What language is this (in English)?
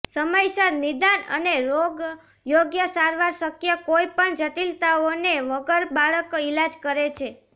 Gujarati